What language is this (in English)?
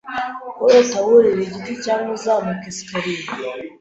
Kinyarwanda